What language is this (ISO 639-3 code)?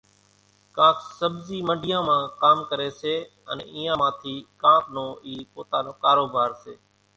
gjk